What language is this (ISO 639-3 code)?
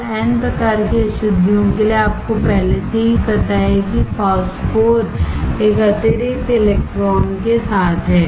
hin